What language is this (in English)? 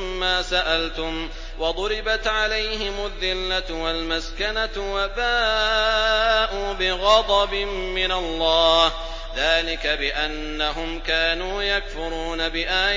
Arabic